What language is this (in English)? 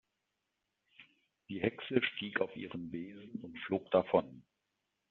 German